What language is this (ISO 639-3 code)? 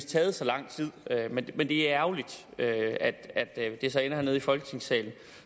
dan